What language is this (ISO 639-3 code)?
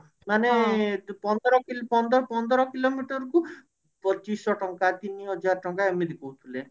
ori